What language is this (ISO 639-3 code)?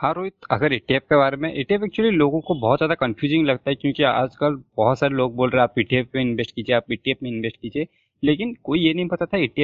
hin